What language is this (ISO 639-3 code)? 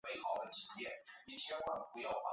zho